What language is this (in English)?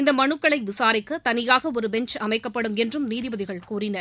Tamil